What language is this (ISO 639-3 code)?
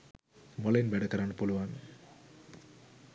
sin